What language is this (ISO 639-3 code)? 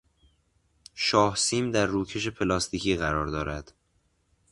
fas